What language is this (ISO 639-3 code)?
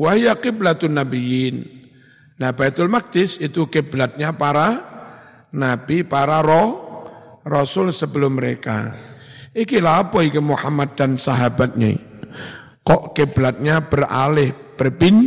ind